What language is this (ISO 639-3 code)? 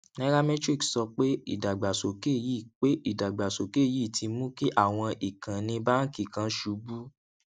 yor